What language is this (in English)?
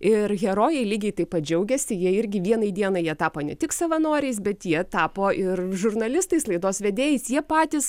Lithuanian